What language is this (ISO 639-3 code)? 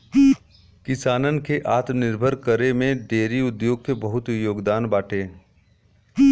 bho